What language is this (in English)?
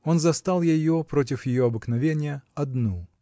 Russian